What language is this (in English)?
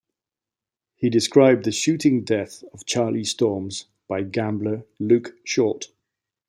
English